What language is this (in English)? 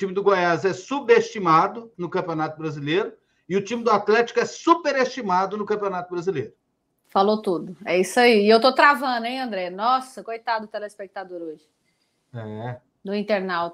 Portuguese